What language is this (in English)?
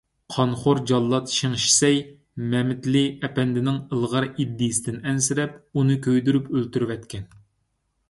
Uyghur